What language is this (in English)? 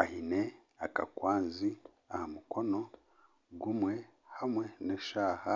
Nyankole